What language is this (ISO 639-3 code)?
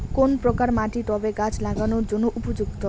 ben